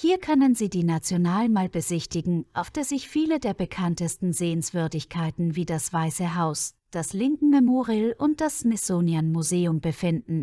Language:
German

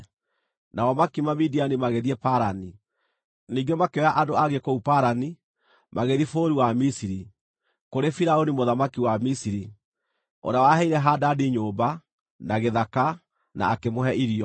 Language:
Kikuyu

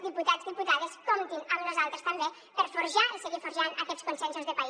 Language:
Catalan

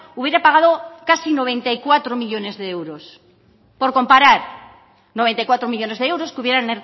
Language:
Spanish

